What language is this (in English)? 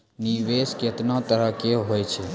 Maithili